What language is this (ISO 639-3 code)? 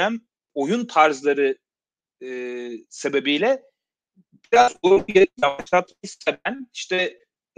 tur